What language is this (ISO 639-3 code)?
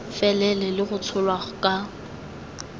tsn